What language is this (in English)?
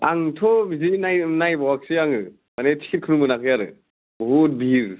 Bodo